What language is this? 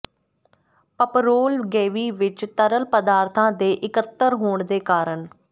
Punjabi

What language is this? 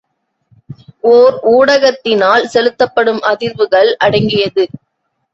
Tamil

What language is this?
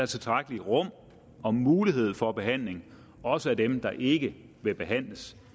Danish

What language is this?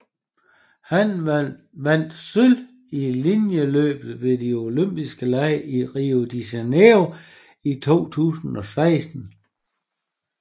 Danish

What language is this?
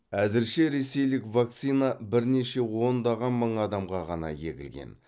Kazakh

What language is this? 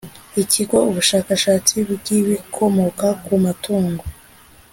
Kinyarwanda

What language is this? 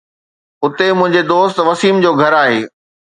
Sindhi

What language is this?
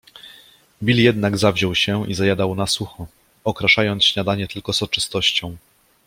Polish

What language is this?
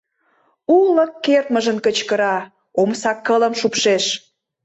Mari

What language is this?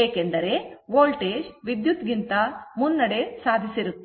Kannada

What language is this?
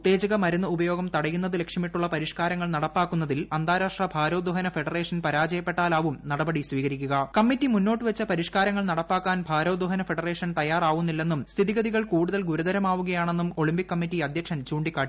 Malayalam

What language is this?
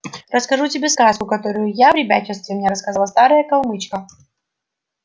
Russian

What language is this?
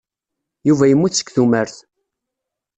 Kabyle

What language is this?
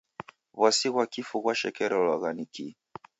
Taita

